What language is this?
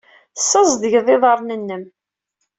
Kabyle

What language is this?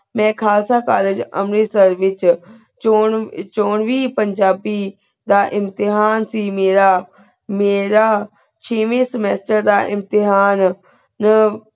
Punjabi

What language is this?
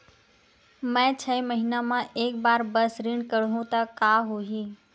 Chhattisgarhi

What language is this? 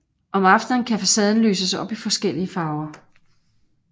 Danish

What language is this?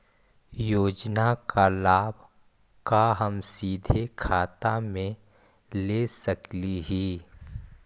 Magahi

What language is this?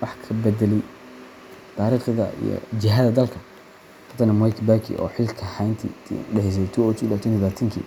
Somali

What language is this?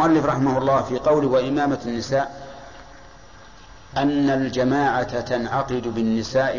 Arabic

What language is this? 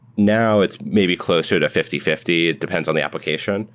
English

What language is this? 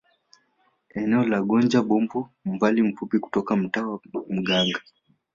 Swahili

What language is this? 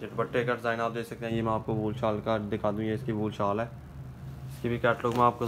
Hindi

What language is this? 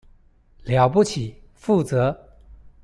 Chinese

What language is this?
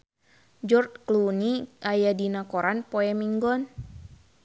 Sundanese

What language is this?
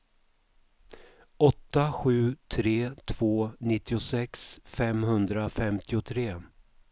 Swedish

